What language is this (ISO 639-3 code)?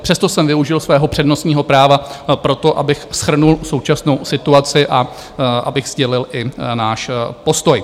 ces